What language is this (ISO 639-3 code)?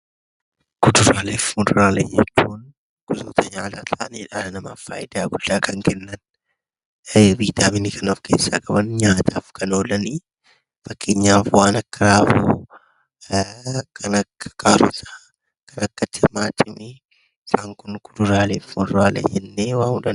orm